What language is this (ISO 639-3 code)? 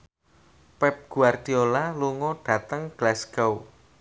jav